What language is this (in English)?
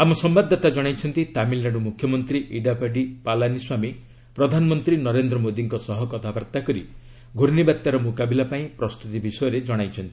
Odia